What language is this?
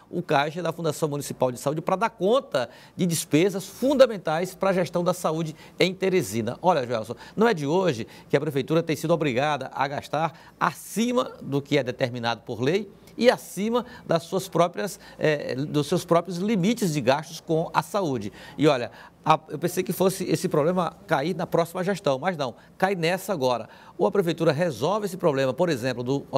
Portuguese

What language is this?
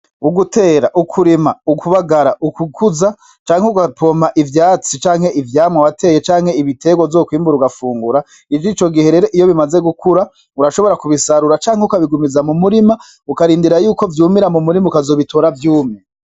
Rundi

